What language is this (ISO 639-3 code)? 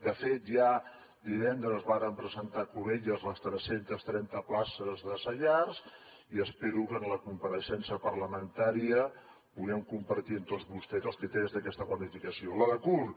cat